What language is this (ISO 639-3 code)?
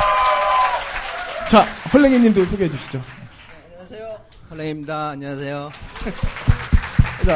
kor